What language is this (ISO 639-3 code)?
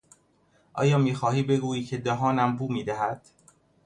fas